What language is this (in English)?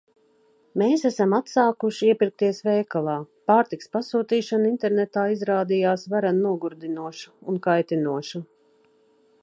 Latvian